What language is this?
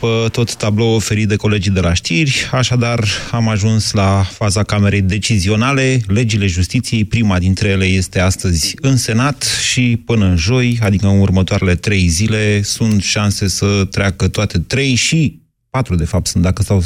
Romanian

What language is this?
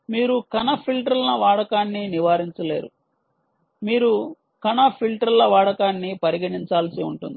Telugu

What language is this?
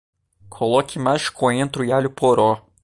Portuguese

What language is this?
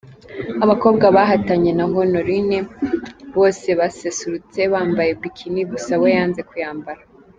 Kinyarwanda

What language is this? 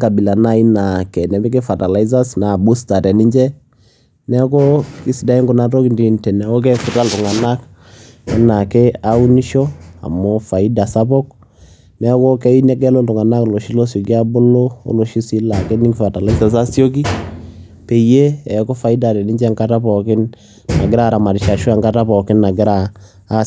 Masai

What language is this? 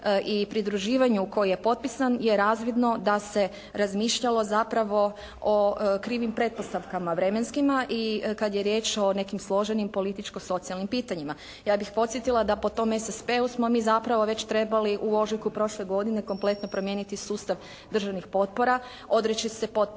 Croatian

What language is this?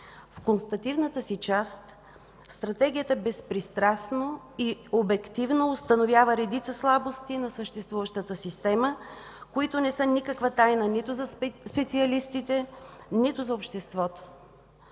Bulgarian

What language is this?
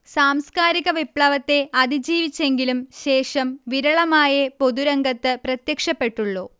Malayalam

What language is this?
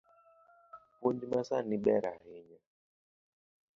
Luo (Kenya and Tanzania)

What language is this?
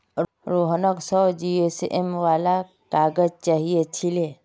Magahi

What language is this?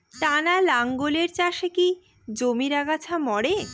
Bangla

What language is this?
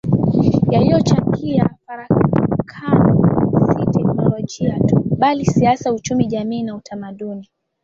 Swahili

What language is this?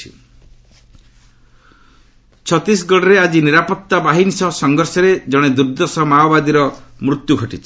Odia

